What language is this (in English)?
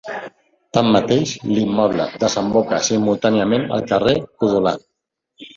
Catalan